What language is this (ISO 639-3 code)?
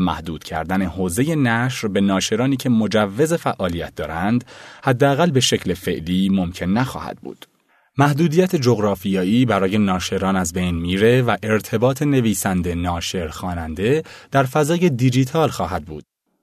fas